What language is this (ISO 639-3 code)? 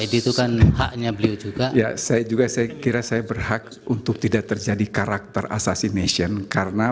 ind